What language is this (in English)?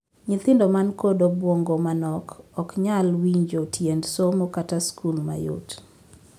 Luo (Kenya and Tanzania)